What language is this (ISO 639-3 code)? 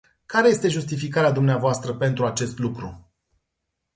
ron